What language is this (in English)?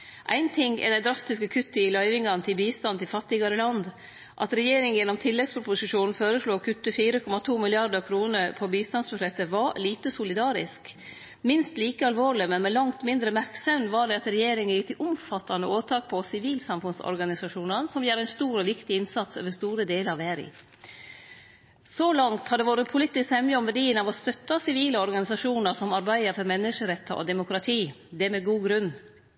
Norwegian Nynorsk